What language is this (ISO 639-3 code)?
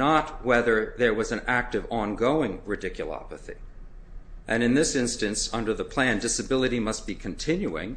eng